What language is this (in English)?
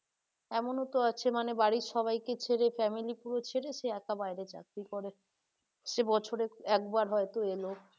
Bangla